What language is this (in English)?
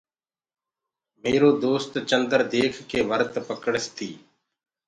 Gurgula